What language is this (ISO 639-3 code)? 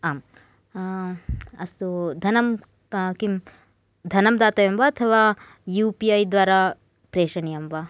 san